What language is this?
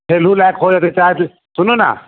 Maithili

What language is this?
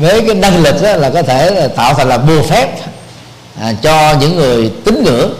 Vietnamese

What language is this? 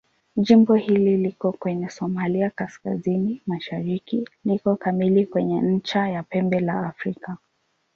Swahili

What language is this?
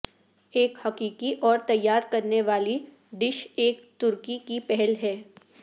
Urdu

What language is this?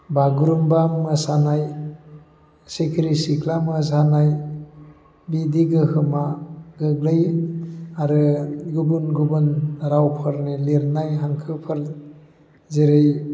Bodo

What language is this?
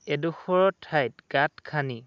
Assamese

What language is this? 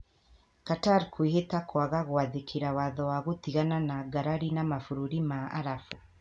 Kikuyu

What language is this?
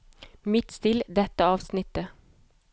Norwegian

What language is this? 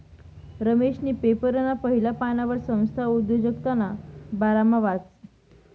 Marathi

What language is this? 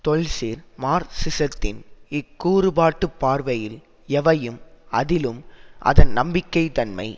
Tamil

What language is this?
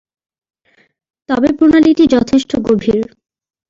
Bangla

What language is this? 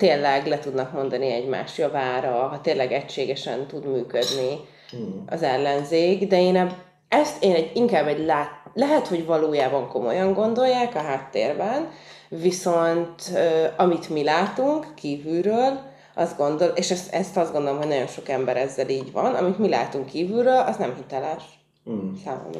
Hungarian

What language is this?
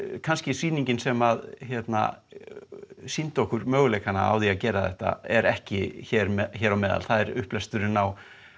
Icelandic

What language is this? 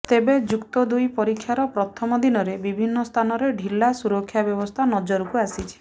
Odia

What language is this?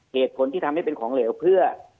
Thai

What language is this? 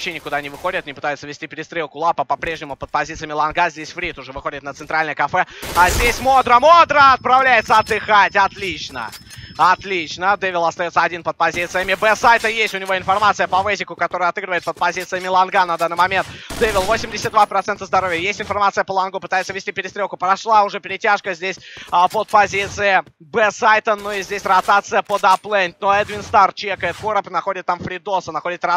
Russian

